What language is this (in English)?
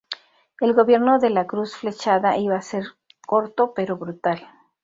Spanish